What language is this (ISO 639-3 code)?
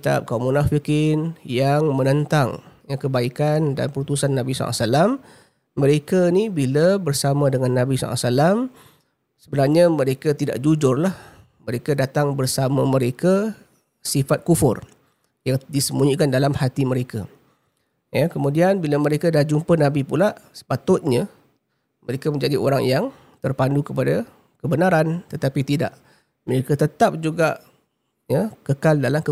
msa